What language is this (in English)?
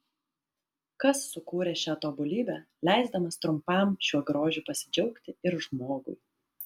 Lithuanian